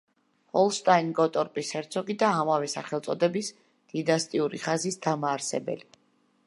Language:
Georgian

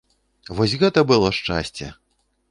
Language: Belarusian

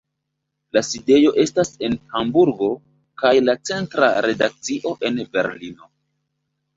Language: Esperanto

